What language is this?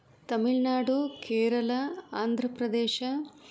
Sanskrit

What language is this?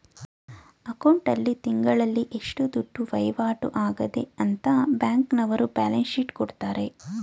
Kannada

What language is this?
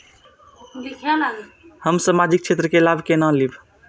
Maithili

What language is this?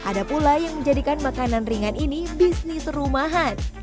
Indonesian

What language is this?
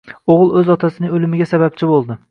Uzbek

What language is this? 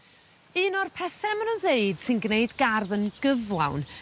Welsh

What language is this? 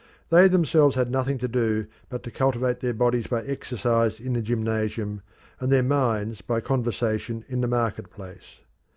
English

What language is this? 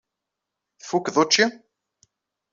Kabyle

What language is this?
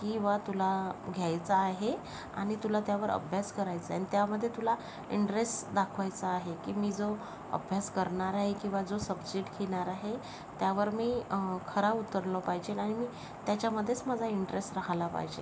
Marathi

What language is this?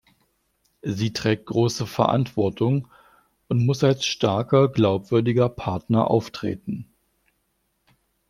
German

